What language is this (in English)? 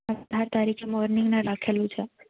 Gujarati